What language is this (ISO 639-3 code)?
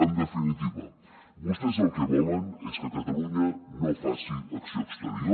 cat